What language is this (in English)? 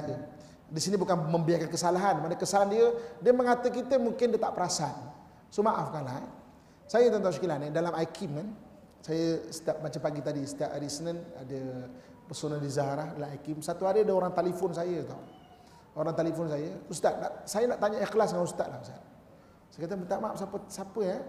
Malay